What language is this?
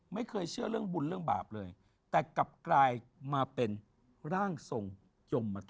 Thai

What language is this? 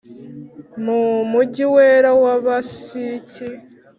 Kinyarwanda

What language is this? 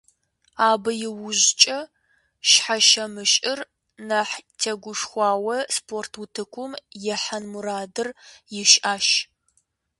Kabardian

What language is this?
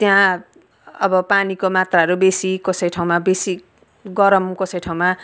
Nepali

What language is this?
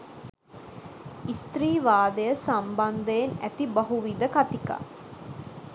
Sinhala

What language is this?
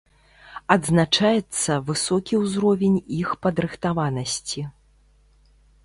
Belarusian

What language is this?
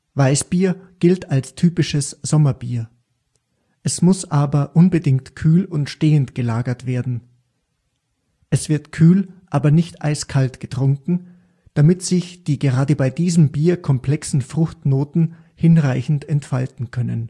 German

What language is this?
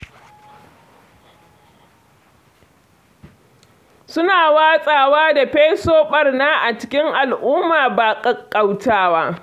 Hausa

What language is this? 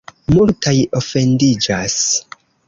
Esperanto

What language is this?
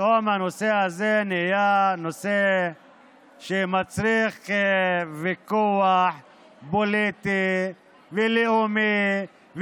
Hebrew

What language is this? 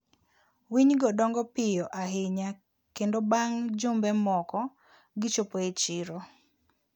Luo (Kenya and Tanzania)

